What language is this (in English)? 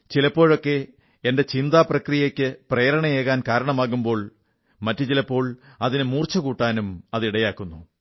Malayalam